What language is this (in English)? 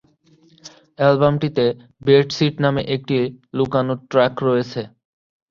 Bangla